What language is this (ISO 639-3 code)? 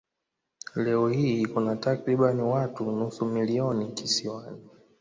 swa